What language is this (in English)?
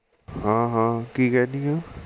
Punjabi